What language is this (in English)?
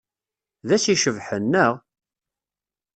Kabyle